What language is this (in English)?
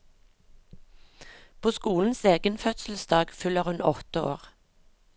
Norwegian